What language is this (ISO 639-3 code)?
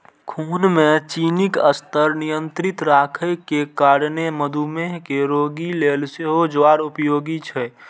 mai